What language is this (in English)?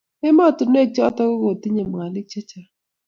Kalenjin